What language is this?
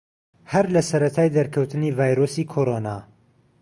Central Kurdish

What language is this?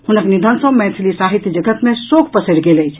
Maithili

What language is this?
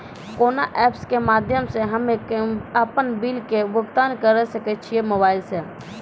Maithili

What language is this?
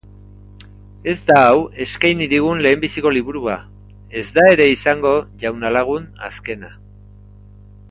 Basque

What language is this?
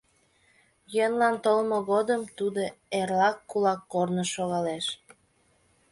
Mari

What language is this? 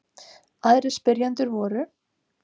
Icelandic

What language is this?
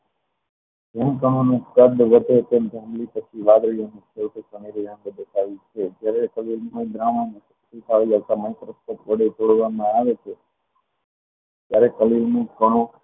Gujarati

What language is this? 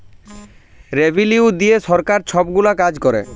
Bangla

